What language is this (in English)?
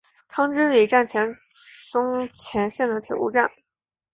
Chinese